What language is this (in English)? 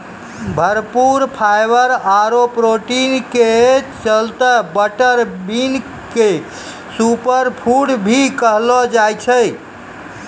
Maithili